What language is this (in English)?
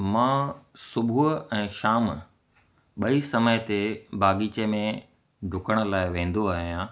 Sindhi